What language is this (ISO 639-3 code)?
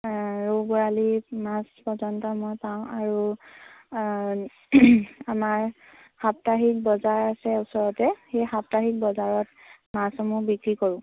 asm